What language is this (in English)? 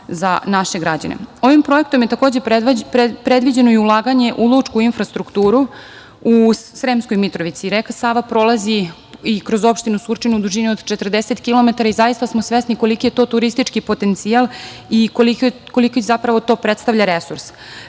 Serbian